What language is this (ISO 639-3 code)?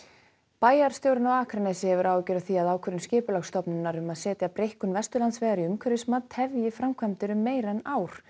isl